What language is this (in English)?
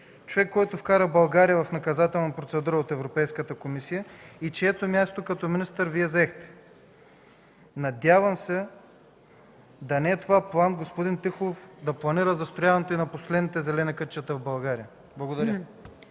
Bulgarian